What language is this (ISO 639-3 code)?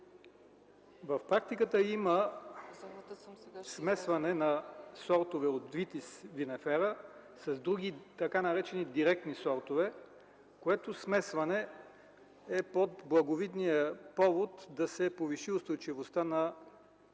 bul